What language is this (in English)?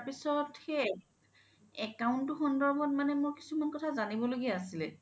Assamese